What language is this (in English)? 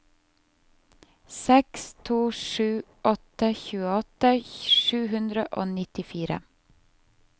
Norwegian